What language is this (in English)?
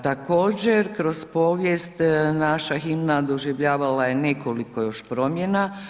Croatian